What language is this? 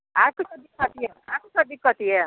Maithili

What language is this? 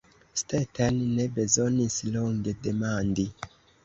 Esperanto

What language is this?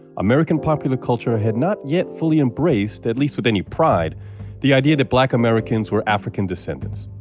English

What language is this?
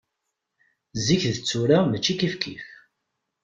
Kabyle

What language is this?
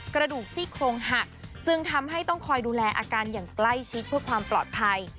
Thai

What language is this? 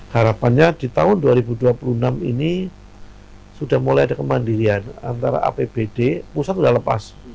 Indonesian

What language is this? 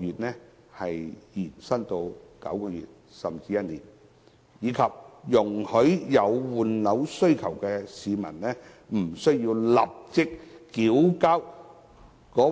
Cantonese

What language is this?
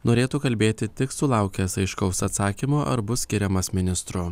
Lithuanian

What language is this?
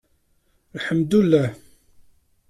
Kabyle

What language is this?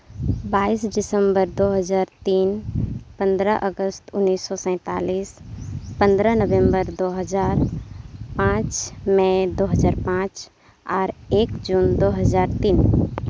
Santali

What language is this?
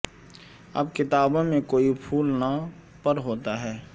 Urdu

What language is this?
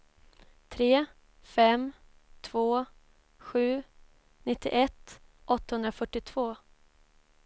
Swedish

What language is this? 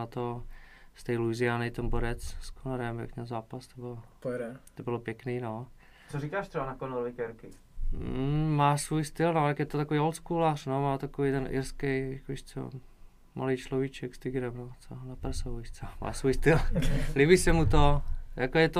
Czech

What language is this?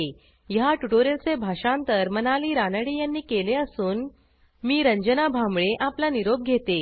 Marathi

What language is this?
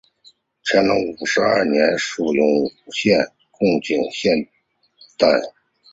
Chinese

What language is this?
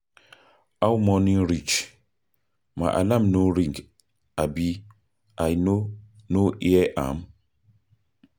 Nigerian Pidgin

